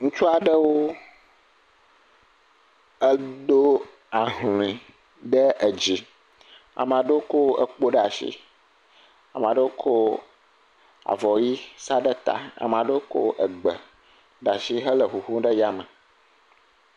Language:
Ewe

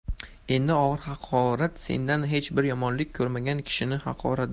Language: Uzbek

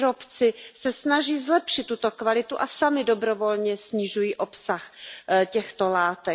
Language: Czech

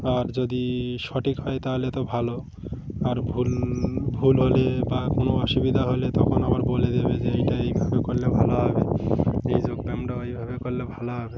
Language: Bangla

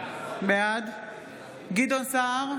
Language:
Hebrew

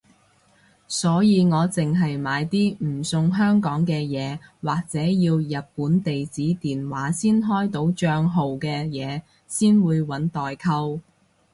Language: Cantonese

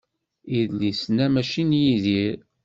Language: Kabyle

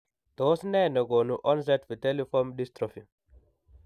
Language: Kalenjin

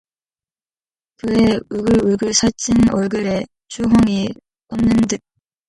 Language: Korean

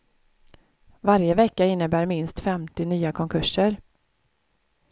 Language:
Swedish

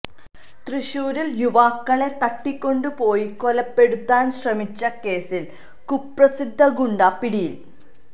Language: Malayalam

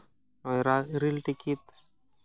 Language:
Santali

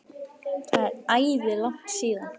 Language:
Icelandic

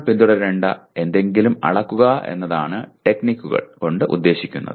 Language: Malayalam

